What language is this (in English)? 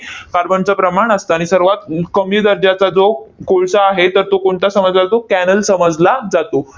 Marathi